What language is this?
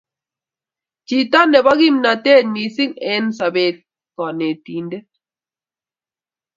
Kalenjin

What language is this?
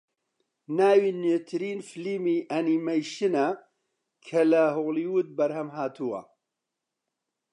Central Kurdish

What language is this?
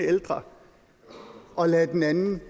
Danish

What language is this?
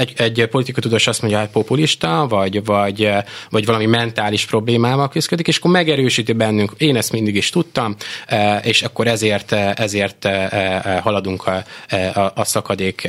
Hungarian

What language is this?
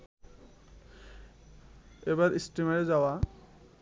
Bangla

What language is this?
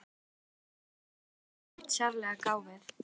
Icelandic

